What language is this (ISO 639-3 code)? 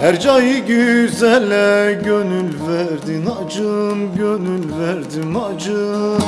tur